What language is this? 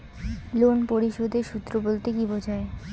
Bangla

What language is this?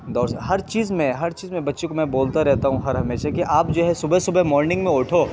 Urdu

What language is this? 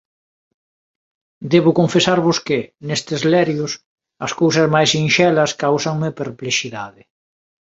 Galician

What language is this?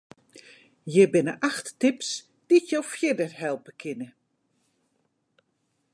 Western Frisian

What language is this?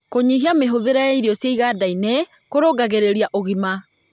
Kikuyu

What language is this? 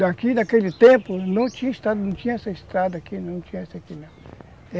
Portuguese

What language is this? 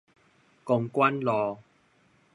Min Nan Chinese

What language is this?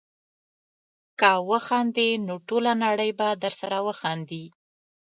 Pashto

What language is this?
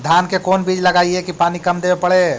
Magahi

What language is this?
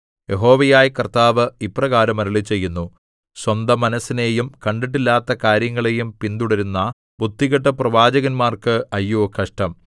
Malayalam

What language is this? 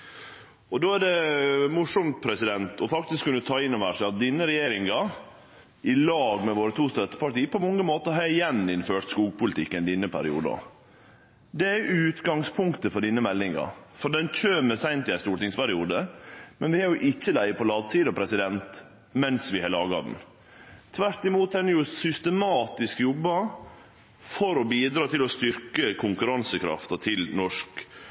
Norwegian Nynorsk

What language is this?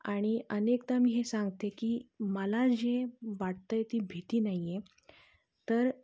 Marathi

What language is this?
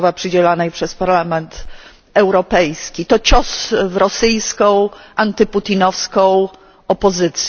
Polish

